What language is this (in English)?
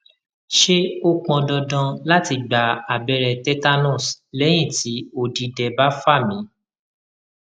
Yoruba